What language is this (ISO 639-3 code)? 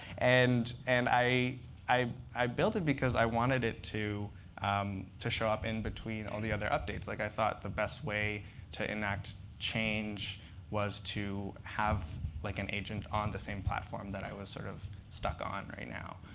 eng